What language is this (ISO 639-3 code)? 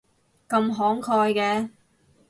yue